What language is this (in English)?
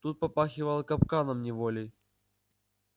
Russian